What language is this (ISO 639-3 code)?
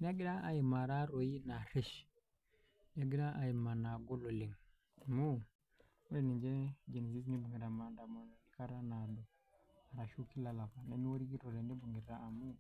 mas